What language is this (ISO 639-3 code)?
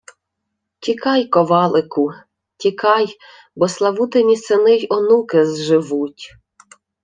ukr